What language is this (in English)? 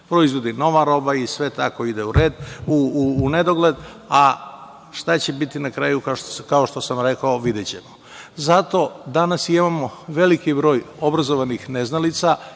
Serbian